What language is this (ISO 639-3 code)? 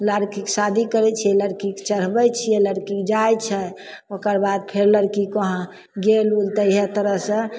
mai